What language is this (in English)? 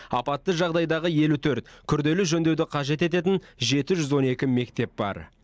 Kazakh